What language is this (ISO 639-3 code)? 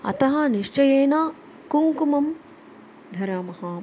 san